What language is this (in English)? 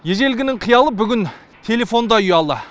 Kazakh